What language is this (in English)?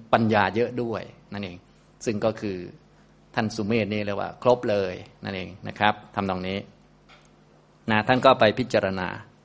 Thai